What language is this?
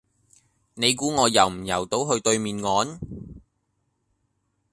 Cantonese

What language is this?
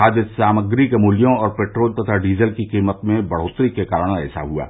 Hindi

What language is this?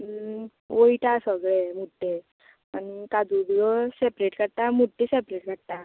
Konkani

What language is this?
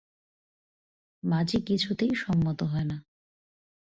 Bangla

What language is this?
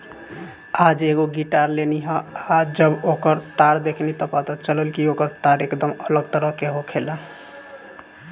Bhojpuri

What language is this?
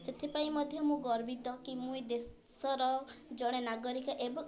Odia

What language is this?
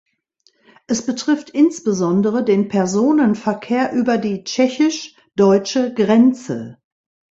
German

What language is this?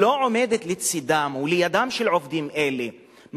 Hebrew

